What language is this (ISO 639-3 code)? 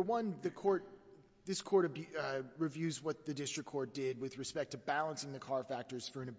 eng